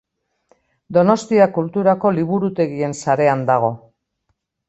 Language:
Basque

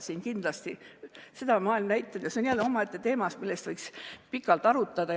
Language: Estonian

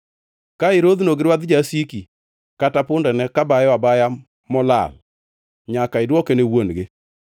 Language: Luo (Kenya and Tanzania)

